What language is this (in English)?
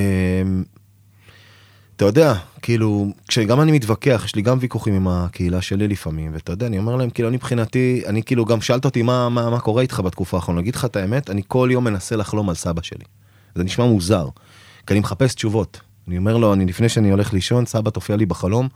Hebrew